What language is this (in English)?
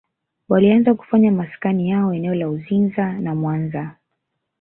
Swahili